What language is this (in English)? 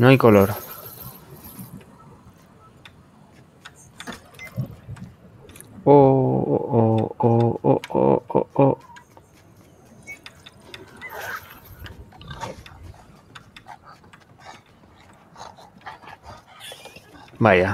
Spanish